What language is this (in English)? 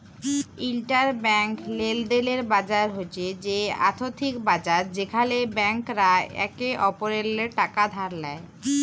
Bangla